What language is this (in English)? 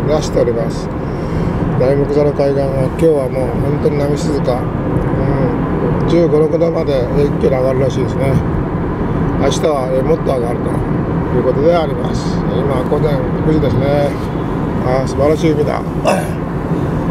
Japanese